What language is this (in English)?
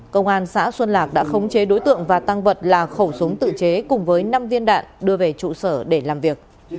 Vietnamese